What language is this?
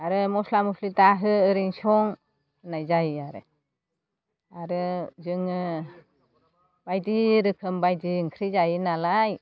Bodo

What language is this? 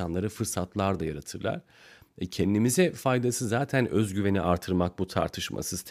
Turkish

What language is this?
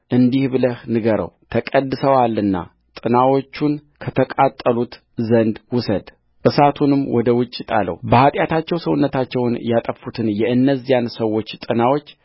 Amharic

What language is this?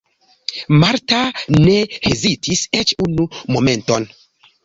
Esperanto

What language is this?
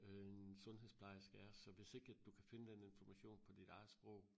Danish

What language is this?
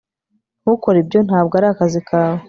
Kinyarwanda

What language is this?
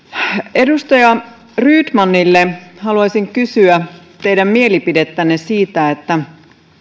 Finnish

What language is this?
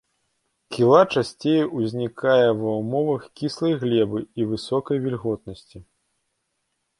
Belarusian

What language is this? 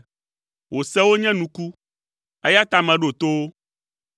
Ewe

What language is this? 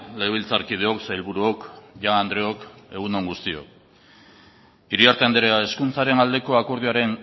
Basque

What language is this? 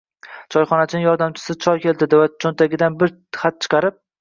Uzbek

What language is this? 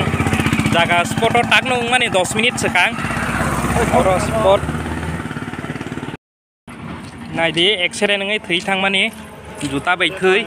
Thai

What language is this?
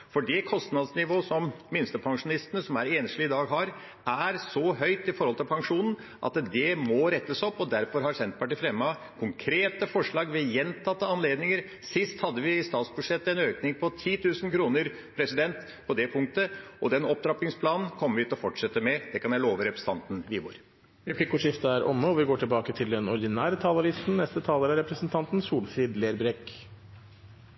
Norwegian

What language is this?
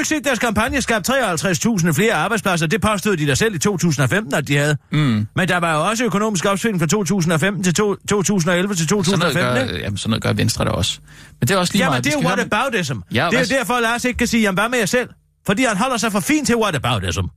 Danish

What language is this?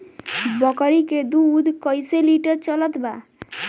Bhojpuri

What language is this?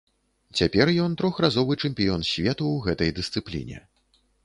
Belarusian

